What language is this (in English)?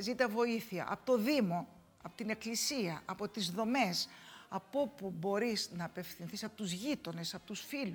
Greek